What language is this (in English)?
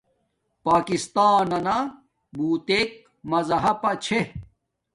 Domaaki